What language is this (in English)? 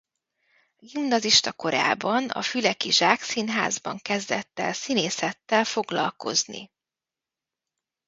Hungarian